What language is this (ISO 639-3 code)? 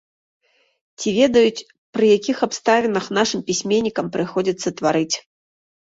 bel